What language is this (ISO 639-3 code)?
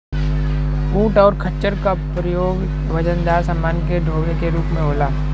bho